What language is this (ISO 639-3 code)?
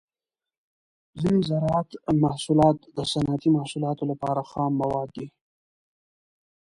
pus